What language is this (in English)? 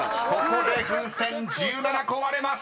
Japanese